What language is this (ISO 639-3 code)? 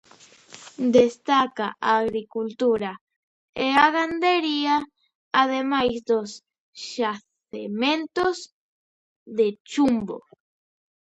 glg